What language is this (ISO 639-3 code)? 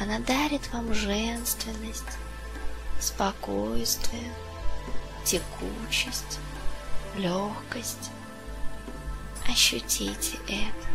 rus